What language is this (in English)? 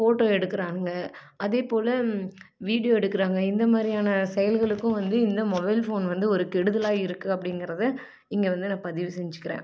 Tamil